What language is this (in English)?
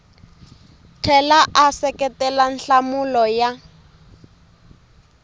Tsonga